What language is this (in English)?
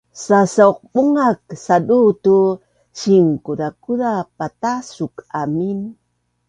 Bunun